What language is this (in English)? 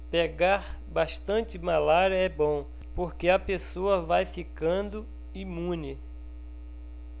Portuguese